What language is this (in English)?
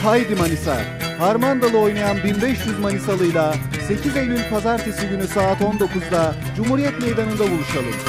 Turkish